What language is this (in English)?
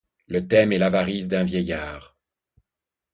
French